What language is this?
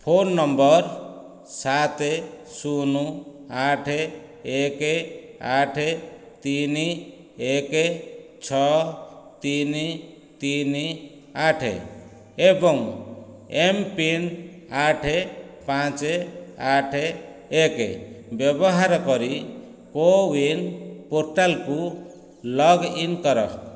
Odia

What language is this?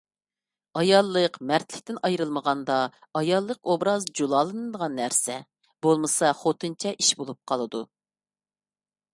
Uyghur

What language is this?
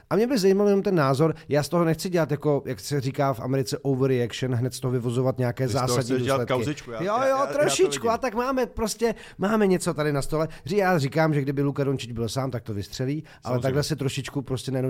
Czech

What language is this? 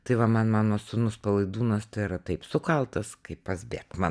Lithuanian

